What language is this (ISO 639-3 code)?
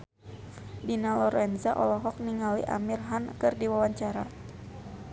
sun